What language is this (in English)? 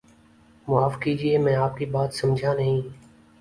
Urdu